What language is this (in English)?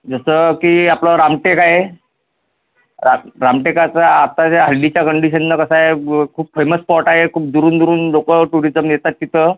Marathi